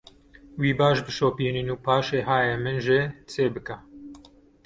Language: Kurdish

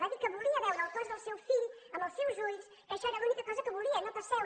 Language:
Catalan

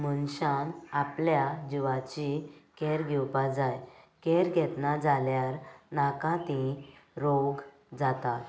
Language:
Konkani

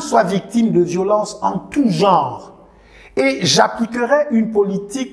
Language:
French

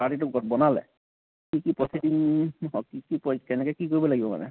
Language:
Assamese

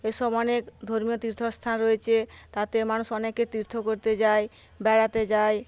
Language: Bangla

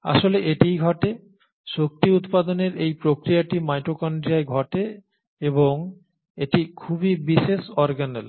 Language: Bangla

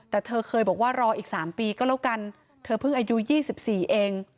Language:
Thai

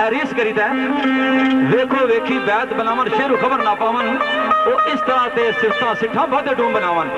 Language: Punjabi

